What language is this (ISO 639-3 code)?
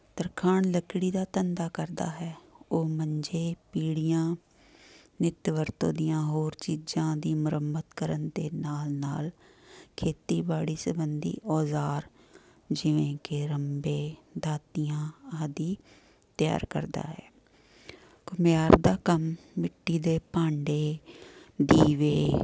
pan